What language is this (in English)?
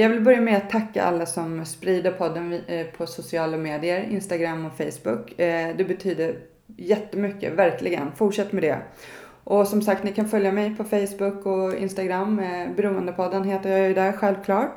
Swedish